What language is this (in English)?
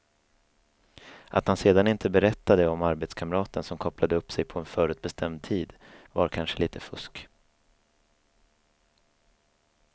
Swedish